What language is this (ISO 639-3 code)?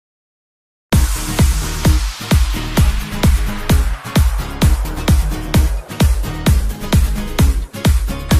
pol